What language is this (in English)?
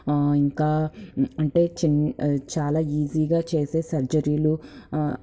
Telugu